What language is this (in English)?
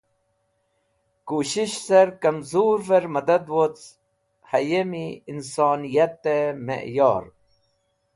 Wakhi